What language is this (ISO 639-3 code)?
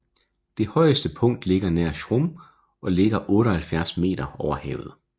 dan